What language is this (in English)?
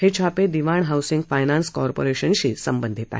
Marathi